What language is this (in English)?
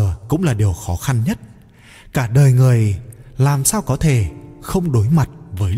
Vietnamese